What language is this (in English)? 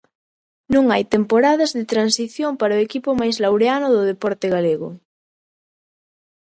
Galician